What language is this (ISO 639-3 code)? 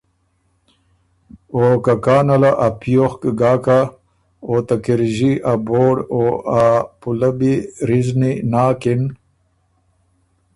oru